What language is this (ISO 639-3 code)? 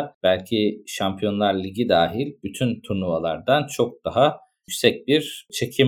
tur